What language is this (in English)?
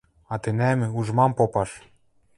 Western Mari